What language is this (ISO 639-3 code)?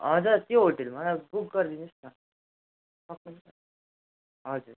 nep